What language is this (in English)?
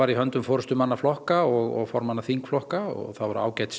Icelandic